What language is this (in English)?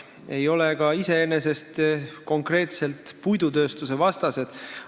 Estonian